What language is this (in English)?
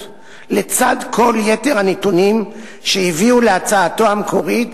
Hebrew